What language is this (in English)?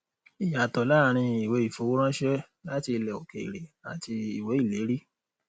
Yoruba